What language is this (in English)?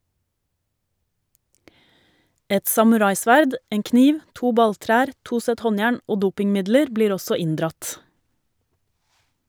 Norwegian